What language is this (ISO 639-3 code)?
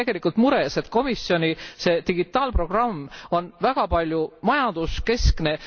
est